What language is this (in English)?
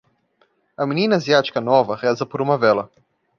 Portuguese